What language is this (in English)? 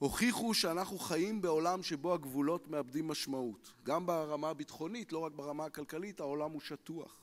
Hebrew